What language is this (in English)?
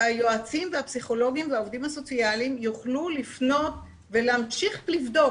Hebrew